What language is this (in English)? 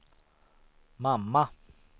Swedish